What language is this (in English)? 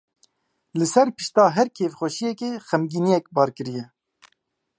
Kurdish